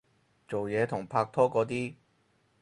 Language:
Cantonese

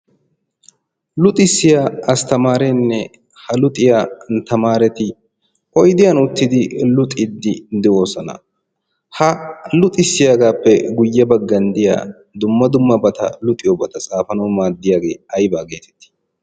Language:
Wolaytta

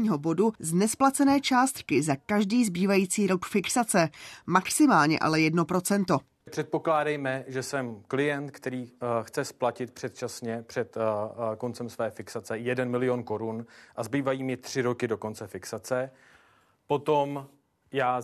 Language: Czech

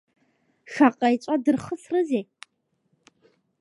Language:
Abkhazian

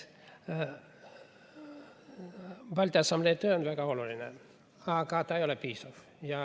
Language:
Estonian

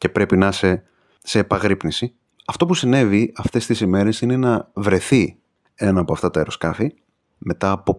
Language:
Greek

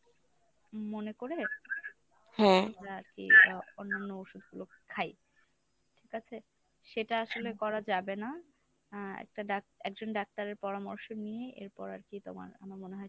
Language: Bangla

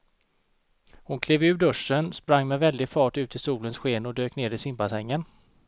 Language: Swedish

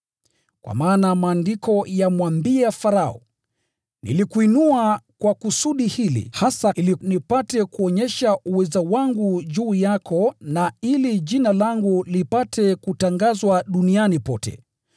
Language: Swahili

